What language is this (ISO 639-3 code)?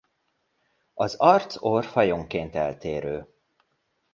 hun